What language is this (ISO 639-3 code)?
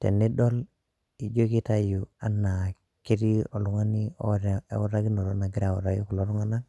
mas